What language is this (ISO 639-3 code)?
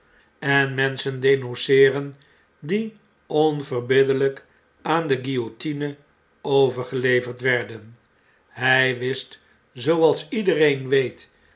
nld